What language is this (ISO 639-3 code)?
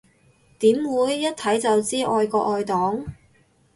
yue